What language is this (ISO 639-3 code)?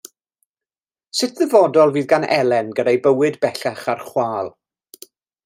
cym